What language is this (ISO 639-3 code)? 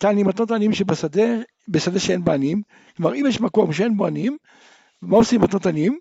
heb